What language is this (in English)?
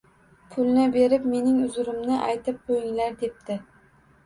Uzbek